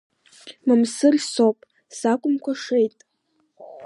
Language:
Abkhazian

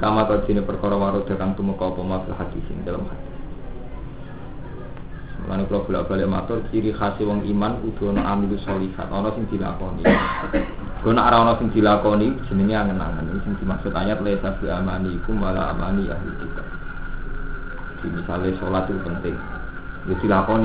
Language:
Indonesian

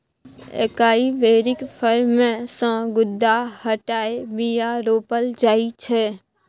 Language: Maithili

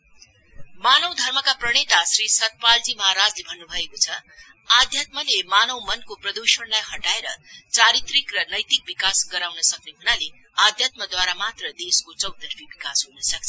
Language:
Nepali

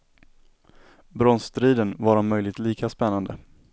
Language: Swedish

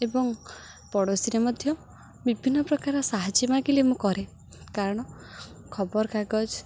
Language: Odia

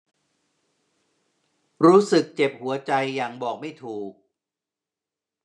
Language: Thai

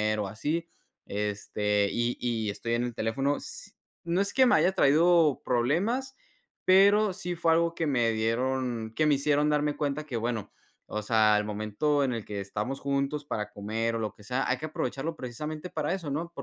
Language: Spanish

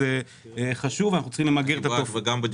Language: Hebrew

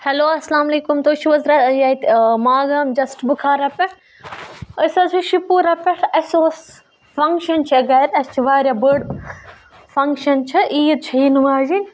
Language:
Kashmiri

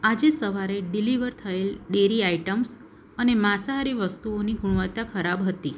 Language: Gujarati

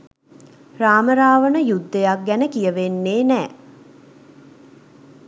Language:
Sinhala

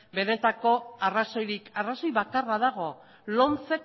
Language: Basque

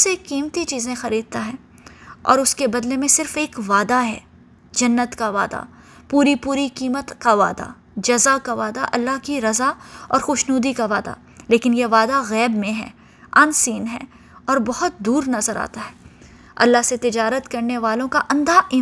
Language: Urdu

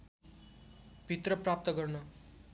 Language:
Nepali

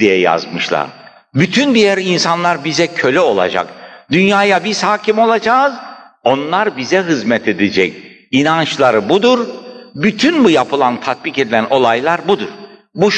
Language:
Turkish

